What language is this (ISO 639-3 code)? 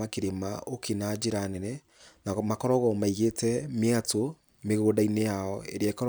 kik